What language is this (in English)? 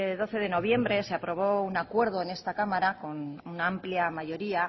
Spanish